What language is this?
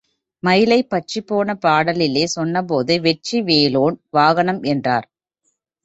Tamil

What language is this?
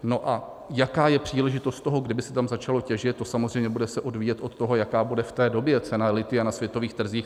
Czech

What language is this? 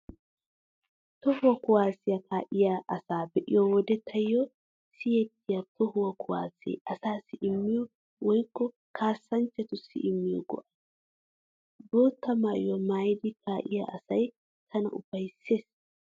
Wolaytta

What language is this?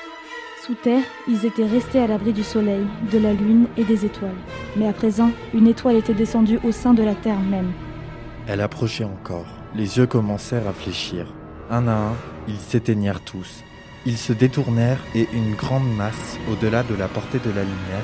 French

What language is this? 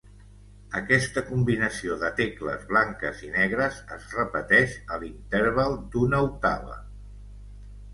Catalan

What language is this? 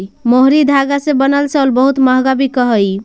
Magahi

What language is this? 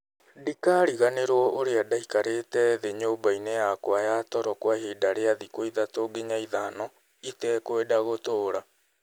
Kikuyu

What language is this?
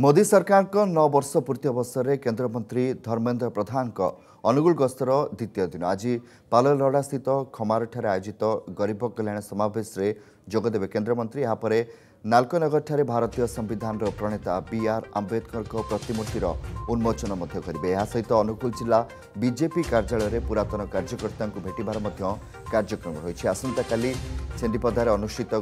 Romanian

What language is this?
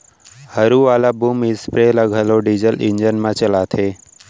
Chhattisgarhi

